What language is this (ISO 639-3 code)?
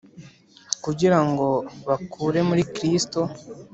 kin